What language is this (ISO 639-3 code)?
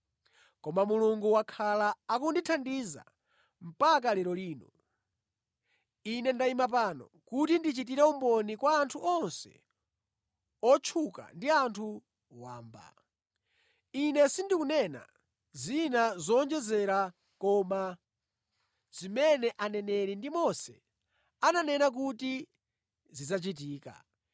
nya